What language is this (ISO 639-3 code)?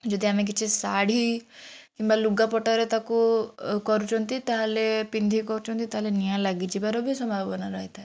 ori